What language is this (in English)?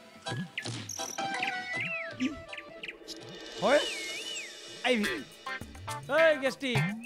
Hindi